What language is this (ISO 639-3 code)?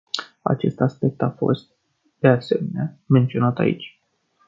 ron